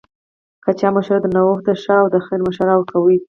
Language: Pashto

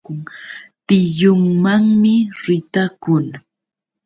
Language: Yauyos Quechua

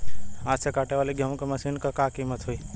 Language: Bhojpuri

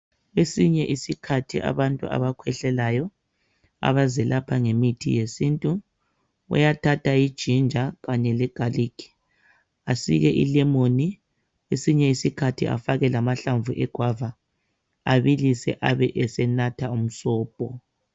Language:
North Ndebele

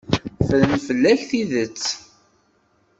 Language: Kabyle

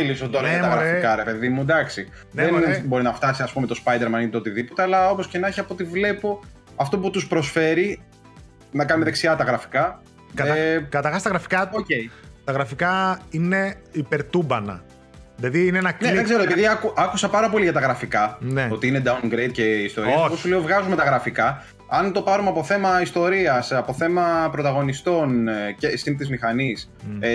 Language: Greek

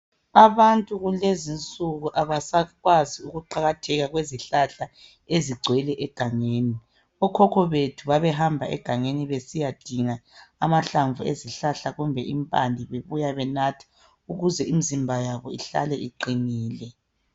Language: North Ndebele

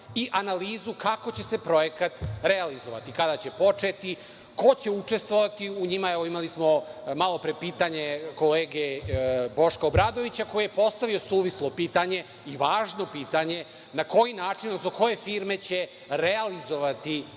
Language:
Serbian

